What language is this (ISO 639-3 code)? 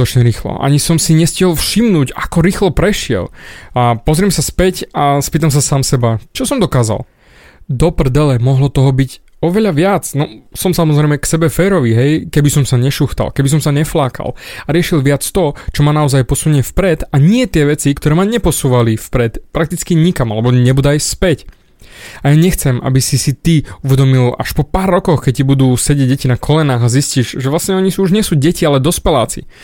slk